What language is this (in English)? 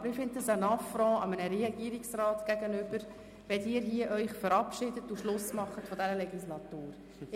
Swiss German